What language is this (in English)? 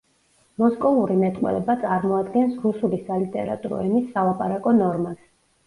Georgian